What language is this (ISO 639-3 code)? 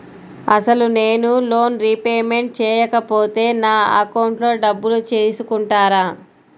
tel